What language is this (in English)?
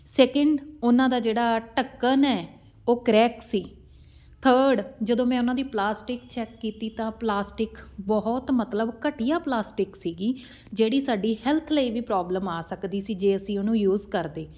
Punjabi